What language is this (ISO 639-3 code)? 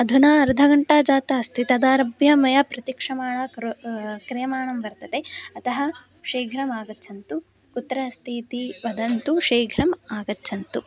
san